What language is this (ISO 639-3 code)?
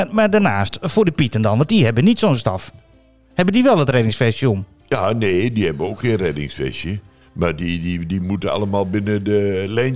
nld